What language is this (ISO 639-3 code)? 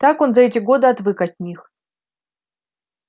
rus